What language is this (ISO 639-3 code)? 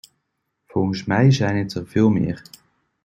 nld